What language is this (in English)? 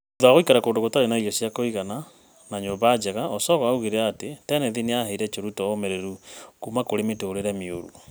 Kikuyu